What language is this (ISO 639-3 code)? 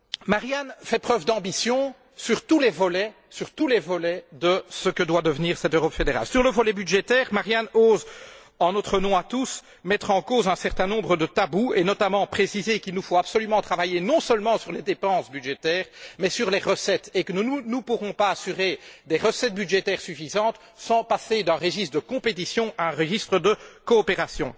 fra